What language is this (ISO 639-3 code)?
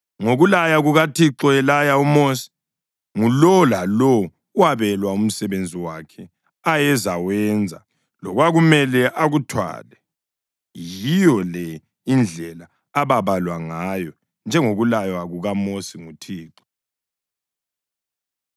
nde